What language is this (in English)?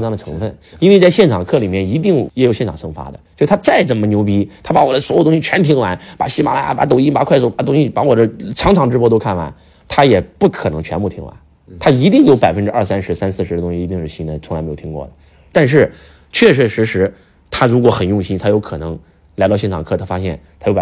Chinese